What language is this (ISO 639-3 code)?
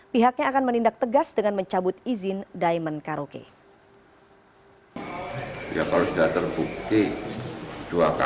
ind